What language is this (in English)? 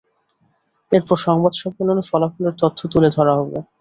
Bangla